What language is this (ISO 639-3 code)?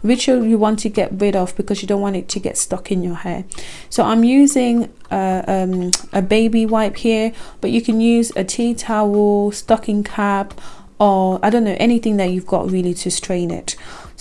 eng